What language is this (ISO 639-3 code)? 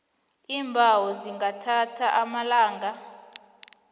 nbl